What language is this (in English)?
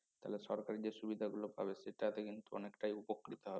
Bangla